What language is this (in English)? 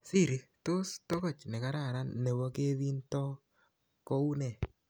Kalenjin